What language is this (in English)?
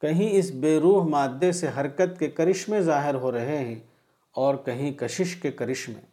Urdu